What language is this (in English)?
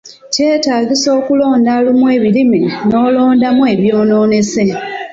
Ganda